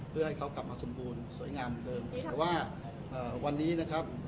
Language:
Thai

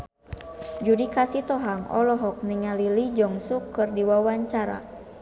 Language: Sundanese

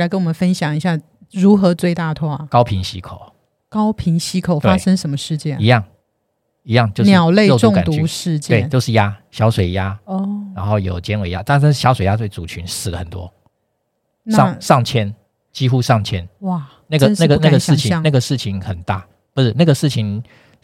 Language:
Chinese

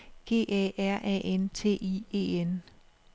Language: Danish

